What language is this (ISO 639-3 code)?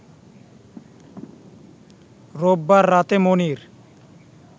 ben